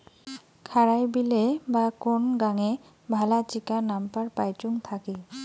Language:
Bangla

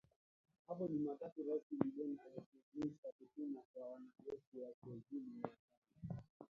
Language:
Swahili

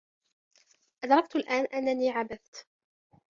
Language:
Arabic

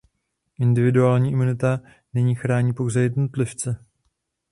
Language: Czech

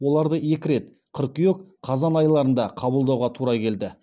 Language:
Kazakh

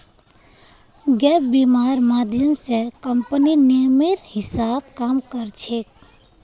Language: Magahi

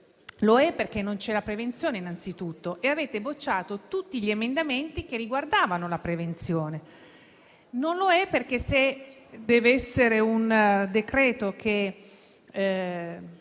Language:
Italian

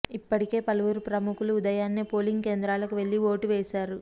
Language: Telugu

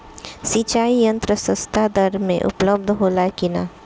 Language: Bhojpuri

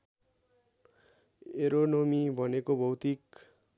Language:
Nepali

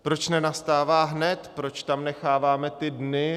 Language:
Czech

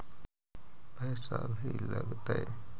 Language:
Magahi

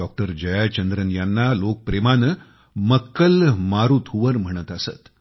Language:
Marathi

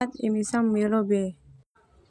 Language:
Termanu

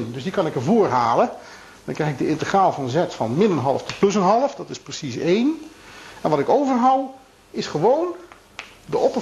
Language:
Dutch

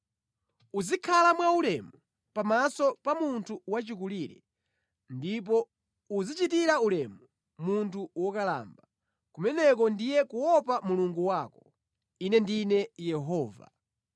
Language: Nyanja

